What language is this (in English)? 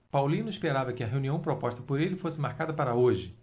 Portuguese